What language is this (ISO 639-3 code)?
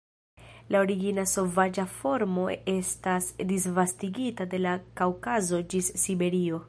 epo